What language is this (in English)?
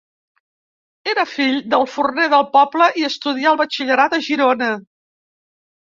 Catalan